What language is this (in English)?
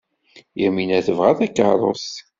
Kabyle